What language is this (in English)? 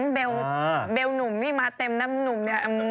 Thai